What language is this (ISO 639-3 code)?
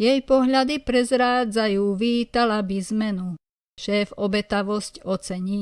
slk